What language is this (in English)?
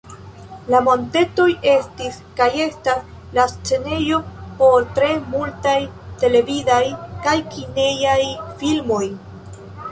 Esperanto